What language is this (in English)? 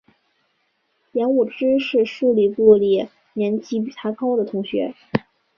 Chinese